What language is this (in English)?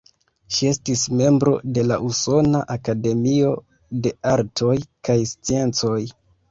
Esperanto